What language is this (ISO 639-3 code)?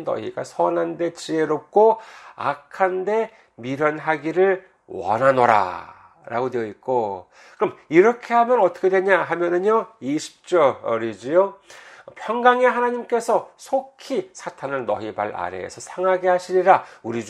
kor